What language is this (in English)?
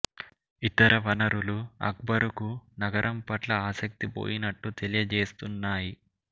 Telugu